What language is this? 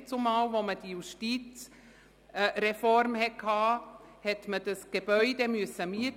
Swiss German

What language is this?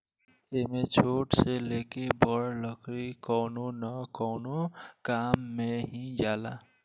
Bhojpuri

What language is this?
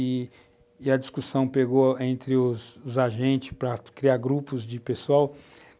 Portuguese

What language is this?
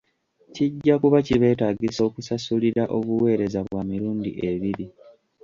Ganda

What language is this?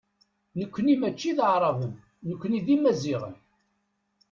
Kabyle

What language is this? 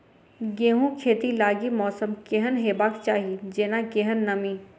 Maithili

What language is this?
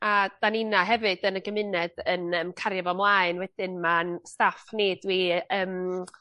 Welsh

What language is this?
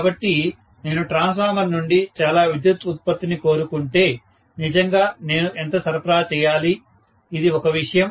Telugu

